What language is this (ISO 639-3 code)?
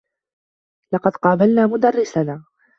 ara